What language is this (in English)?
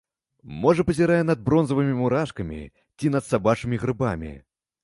Belarusian